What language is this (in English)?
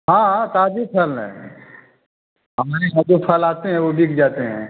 Hindi